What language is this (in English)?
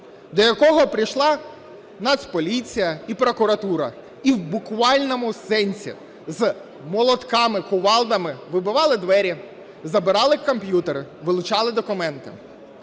Ukrainian